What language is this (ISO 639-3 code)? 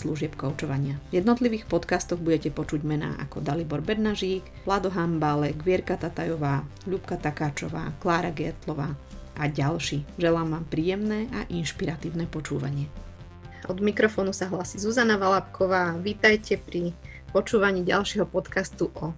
slk